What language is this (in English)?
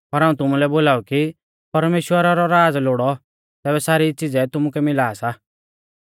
Mahasu Pahari